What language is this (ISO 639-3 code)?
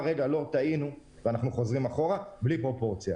heb